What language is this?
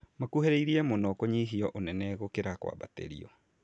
Kikuyu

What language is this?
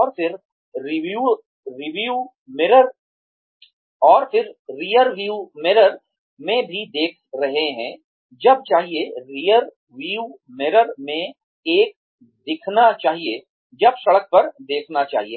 Hindi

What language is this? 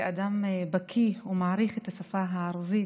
Hebrew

